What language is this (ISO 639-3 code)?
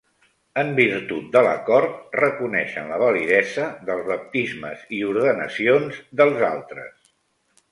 cat